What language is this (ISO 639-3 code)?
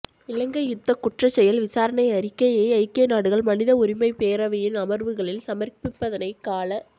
tam